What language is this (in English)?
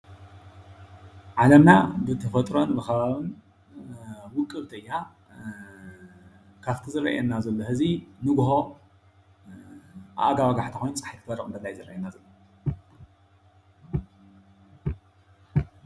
Tigrinya